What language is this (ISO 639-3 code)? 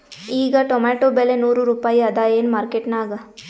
kan